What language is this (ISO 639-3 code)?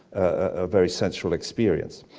eng